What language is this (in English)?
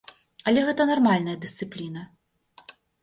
Belarusian